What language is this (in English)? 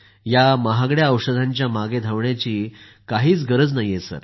Marathi